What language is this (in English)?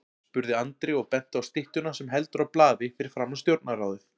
Icelandic